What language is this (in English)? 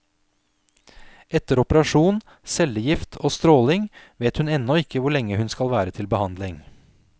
Norwegian